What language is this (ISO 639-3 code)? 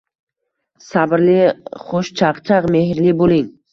uzb